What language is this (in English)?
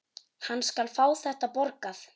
Icelandic